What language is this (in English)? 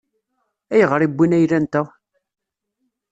Kabyle